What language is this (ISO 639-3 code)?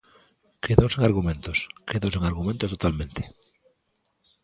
glg